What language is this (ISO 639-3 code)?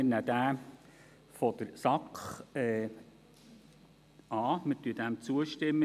gsw